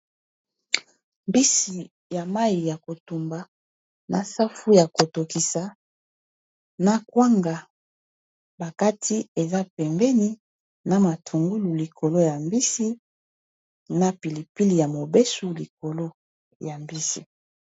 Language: Lingala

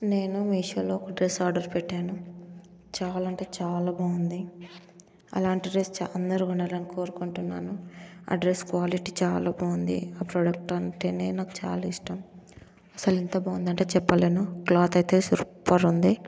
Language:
Telugu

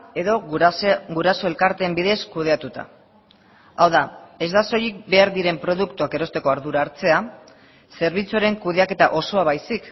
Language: Basque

